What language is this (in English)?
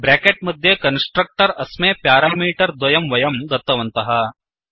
Sanskrit